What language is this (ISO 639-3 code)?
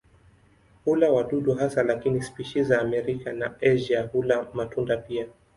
swa